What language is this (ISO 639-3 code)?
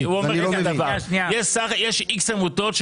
heb